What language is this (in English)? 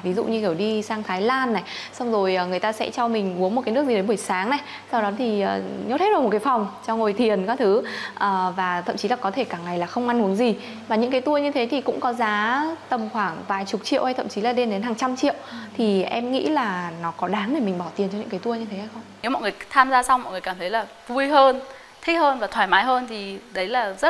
Vietnamese